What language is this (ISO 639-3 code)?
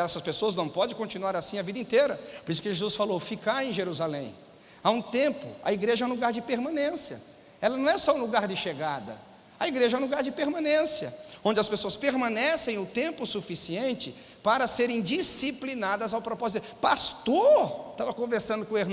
por